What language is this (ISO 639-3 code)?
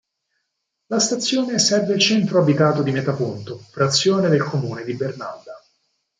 ita